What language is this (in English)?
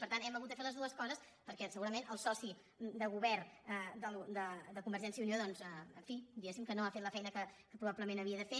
Catalan